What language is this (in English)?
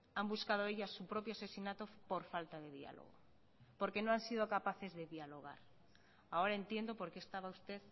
Spanish